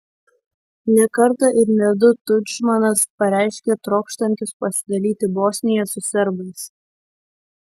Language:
Lithuanian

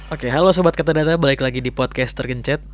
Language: Indonesian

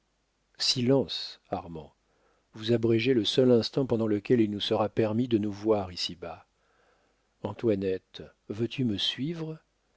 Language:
French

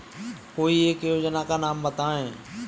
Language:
Hindi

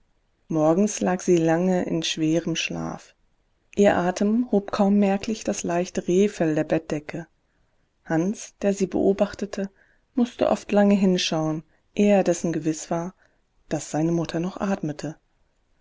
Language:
German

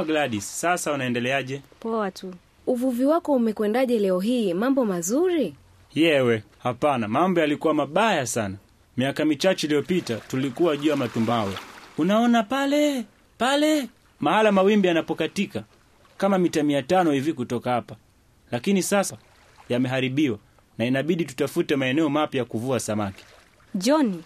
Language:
Swahili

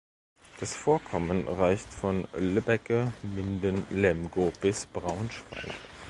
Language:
German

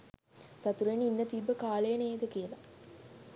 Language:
Sinhala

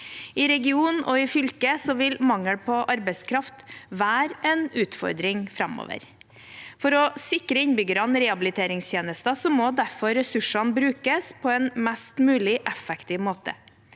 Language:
Norwegian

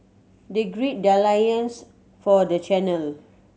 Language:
English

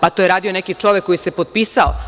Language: Serbian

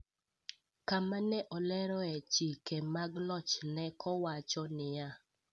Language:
Luo (Kenya and Tanzania)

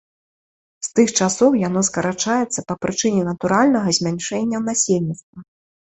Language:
Belarusian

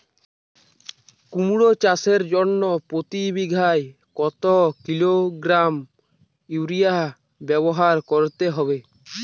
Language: Bangla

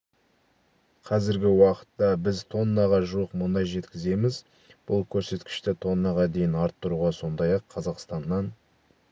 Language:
Kazakh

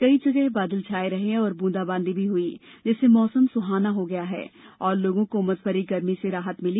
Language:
Hindi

